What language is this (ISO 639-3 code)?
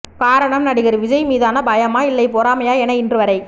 tam